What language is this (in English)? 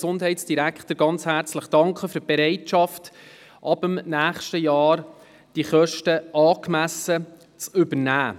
Swiss German